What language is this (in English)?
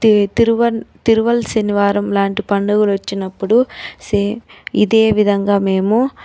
Telugu